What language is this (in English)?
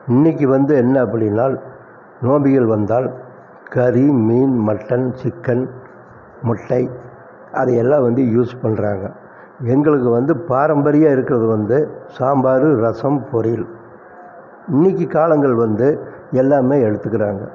Tamil